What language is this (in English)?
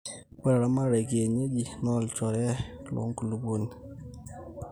Masai